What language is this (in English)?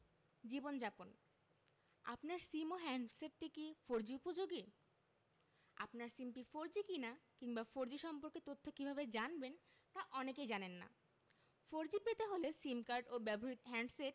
Bangla